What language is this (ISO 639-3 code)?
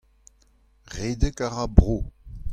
bre